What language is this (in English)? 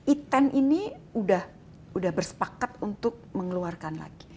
Indonesian